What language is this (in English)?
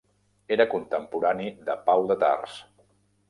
Catalan